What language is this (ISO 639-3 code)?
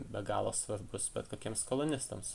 lit